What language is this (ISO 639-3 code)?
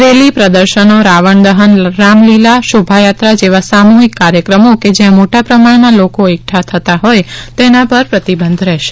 guj